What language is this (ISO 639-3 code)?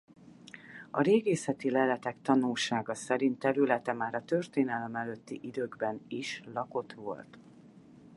hun